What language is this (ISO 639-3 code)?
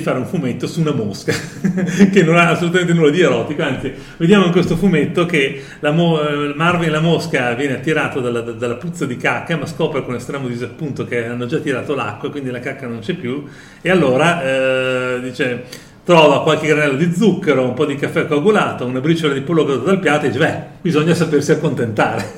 ita